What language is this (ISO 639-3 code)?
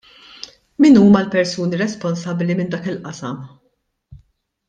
mlt